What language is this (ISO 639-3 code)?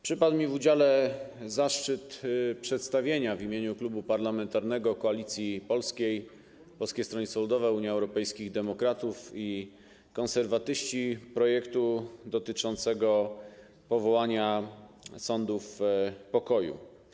pol